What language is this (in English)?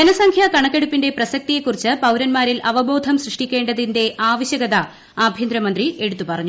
Malayalam